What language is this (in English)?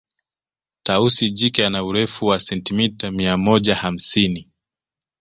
Swahili